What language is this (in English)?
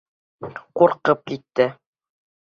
Bashkir